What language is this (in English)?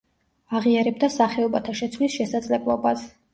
Georgian